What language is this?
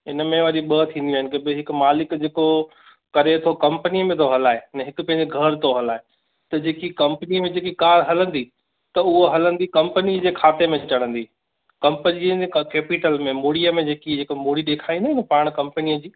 Sindhi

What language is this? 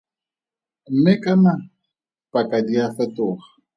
Tswana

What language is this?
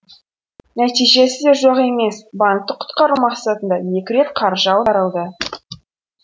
Kazakh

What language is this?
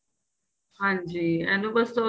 Punjabi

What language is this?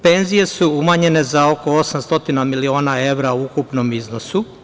Serbian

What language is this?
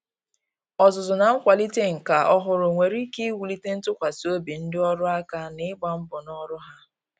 Igbo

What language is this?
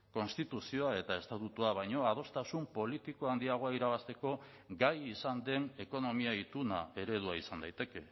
Basque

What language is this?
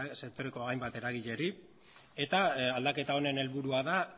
Basque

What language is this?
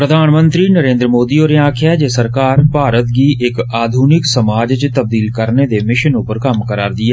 Dogri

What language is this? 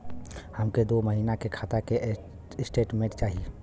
Bhojpuri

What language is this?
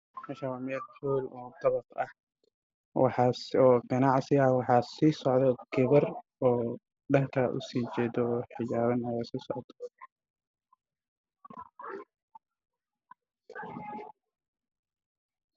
Somali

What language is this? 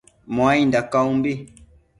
Matsés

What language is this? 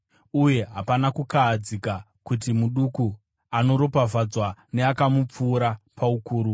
Shona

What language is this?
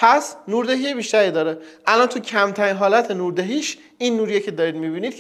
Persian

